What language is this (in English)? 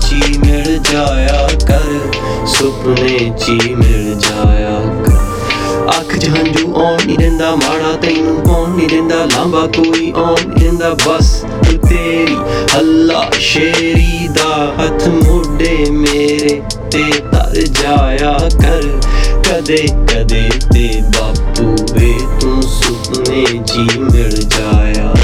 Punjabi